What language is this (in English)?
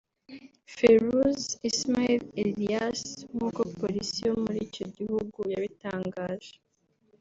Kinyarwanda